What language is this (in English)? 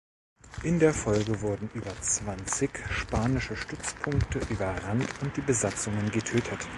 German